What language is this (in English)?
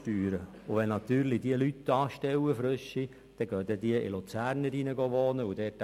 Swiss German